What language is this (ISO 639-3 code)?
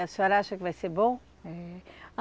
por